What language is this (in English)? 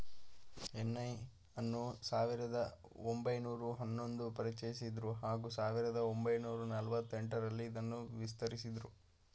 Kannada